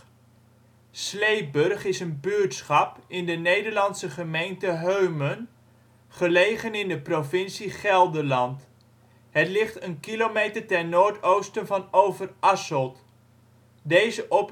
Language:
Dutch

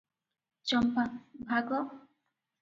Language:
Odia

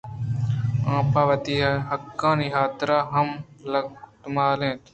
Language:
Eastern Balochi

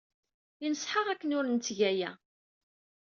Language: Kabyle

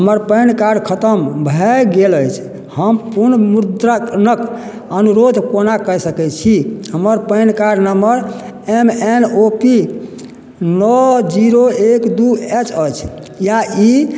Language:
Maithili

